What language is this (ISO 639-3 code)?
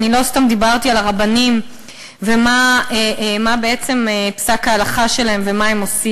heb